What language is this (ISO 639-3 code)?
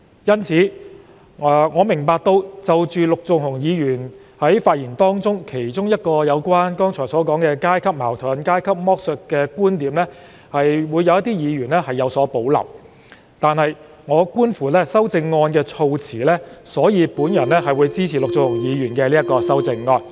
yue